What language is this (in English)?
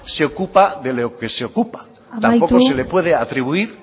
Spanish